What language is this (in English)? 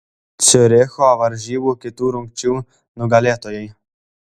Lithuanian